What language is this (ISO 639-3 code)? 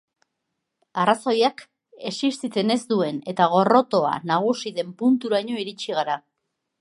eus